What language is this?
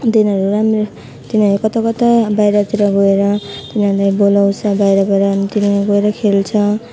Nepali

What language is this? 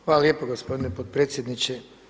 Croatian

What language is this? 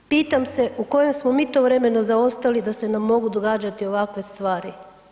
Croatian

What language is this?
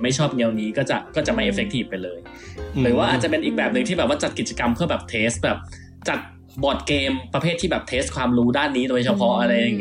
Thai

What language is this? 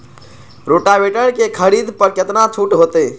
Maithili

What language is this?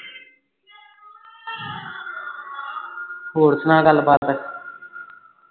Punjabi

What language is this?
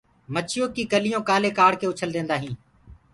Gurgula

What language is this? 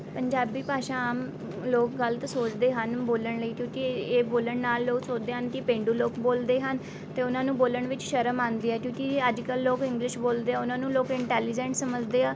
Punjabi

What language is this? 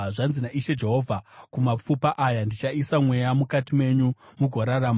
Shona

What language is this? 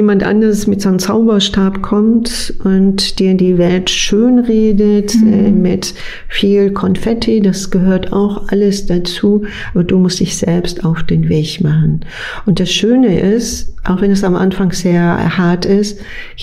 German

